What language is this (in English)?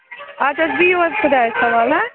Kashmiri